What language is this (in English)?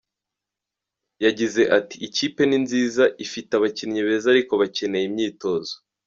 Kinyarwanda